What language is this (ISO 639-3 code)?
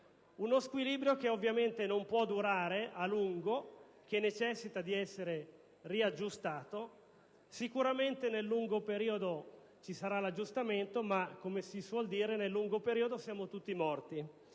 ita